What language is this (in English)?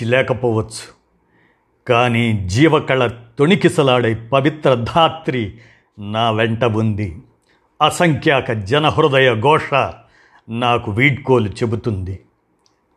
Telugu